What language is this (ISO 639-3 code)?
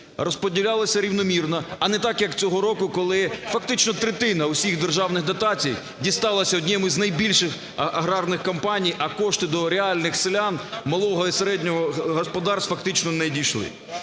ukr